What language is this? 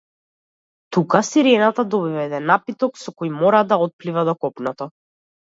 Macedonian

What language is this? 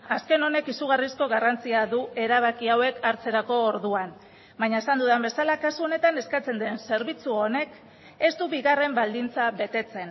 Basque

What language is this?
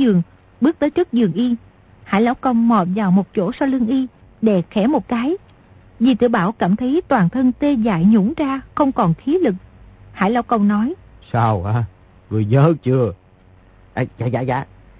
Vietnamese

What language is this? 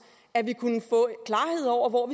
Danish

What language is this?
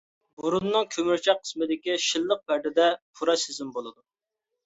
Uyghur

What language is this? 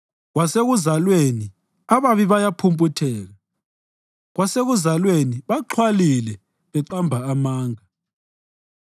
North Ndebele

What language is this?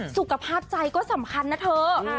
Thai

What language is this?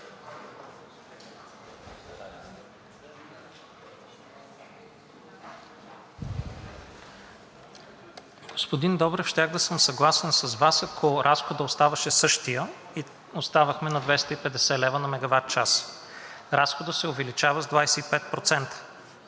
Bulgarian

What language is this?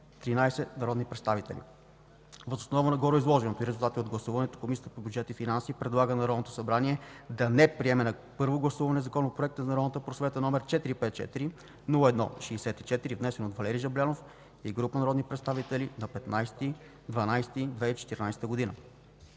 Bulgarian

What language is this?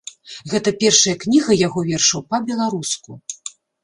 Belarusian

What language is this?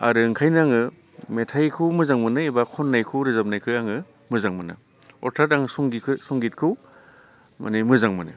Bodo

